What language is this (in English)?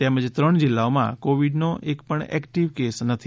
Gujarati